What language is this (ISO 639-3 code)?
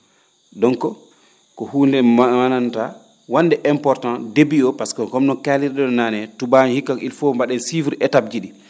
ful